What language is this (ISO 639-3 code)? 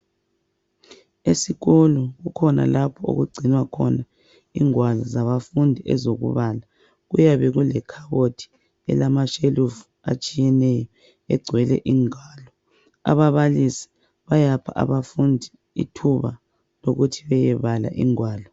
nde